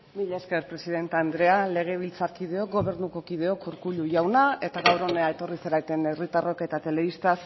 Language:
Basque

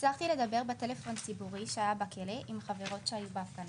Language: Hebrew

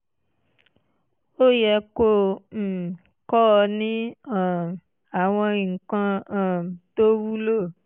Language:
Yoruba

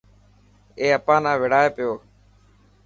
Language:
Dhatki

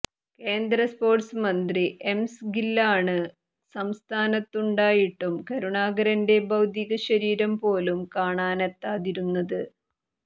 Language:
Malayalam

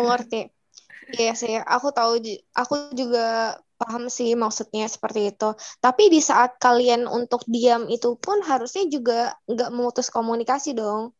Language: Indonesian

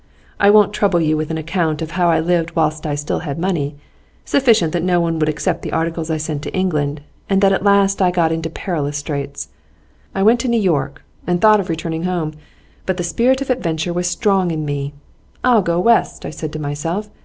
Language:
English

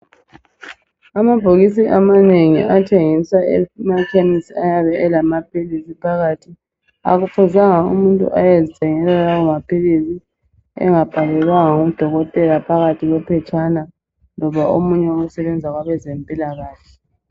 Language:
North Ndebele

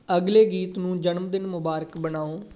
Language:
Punjabi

